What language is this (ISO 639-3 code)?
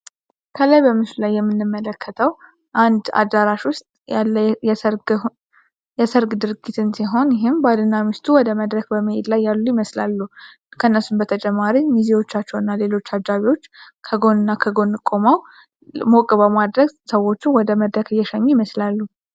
amh